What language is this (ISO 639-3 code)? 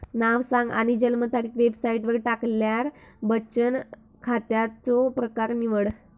mar